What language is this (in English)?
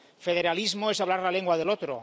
Spanish